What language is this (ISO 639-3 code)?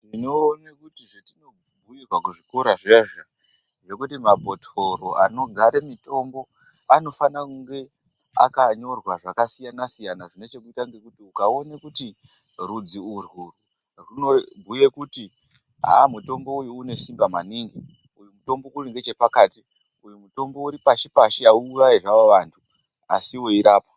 ndc